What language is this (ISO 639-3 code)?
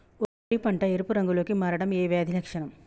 tel